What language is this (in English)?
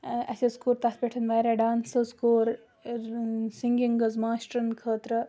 Kashmiri